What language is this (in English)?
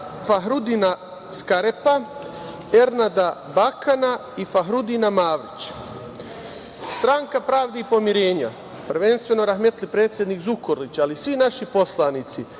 Serbian